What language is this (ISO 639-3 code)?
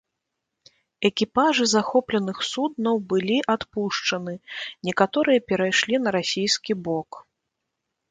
bel